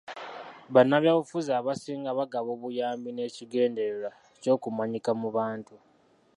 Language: Ganda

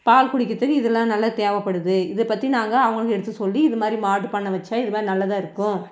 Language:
Tamil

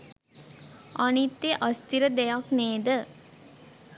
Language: Sinhala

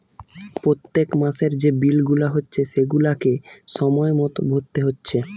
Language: Bangla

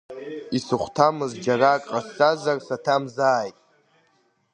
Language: Abkhazian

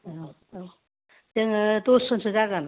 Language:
Bodo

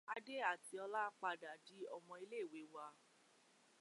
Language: Yoruba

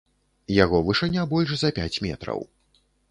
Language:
Belarusian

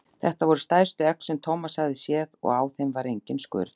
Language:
Icelandic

